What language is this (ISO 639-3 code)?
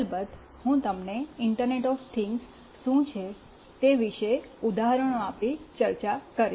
guj